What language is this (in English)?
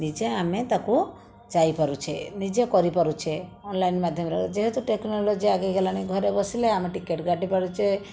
Odia